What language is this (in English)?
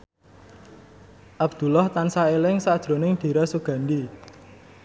Javanese